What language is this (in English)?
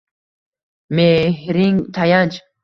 Uzbek